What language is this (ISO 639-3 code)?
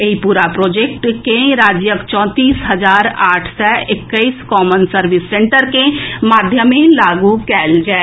mai